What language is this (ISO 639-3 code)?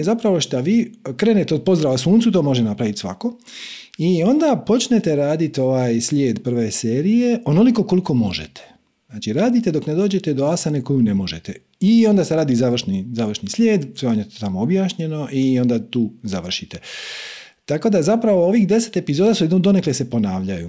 hrv